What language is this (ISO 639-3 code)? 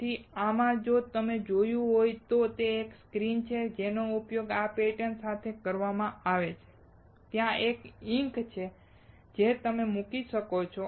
guj